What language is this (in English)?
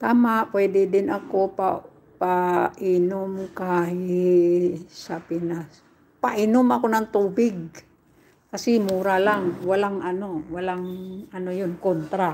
Filipino